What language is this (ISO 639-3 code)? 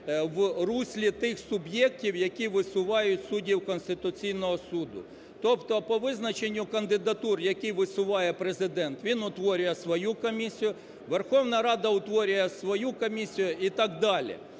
ukr